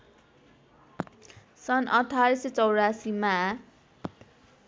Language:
Nepali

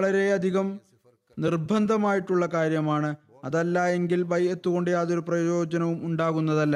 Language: Malayalam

